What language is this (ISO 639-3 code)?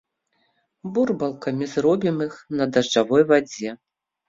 bel